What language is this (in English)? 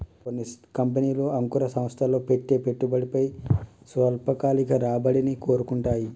Telugu